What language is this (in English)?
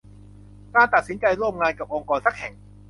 Thai